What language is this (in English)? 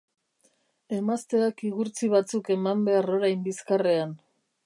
Basque